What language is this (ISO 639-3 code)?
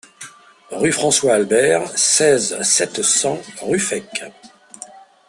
fra